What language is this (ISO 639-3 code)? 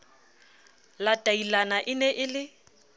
sot